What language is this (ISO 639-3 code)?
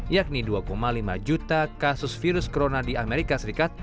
ind